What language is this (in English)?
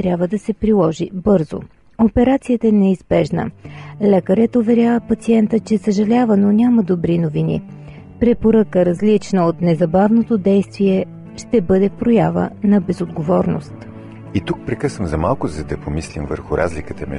Bulgarian